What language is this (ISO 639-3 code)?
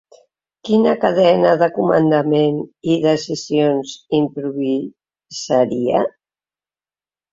cat